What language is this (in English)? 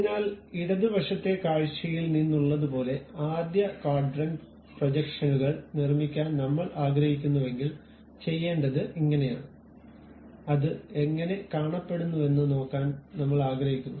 Malayalam